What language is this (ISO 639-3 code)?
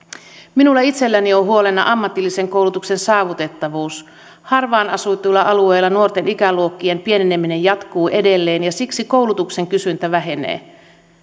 fin